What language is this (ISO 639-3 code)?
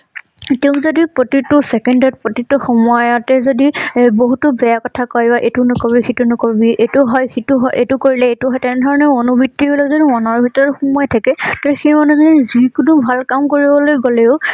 asm